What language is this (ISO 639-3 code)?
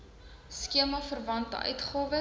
afr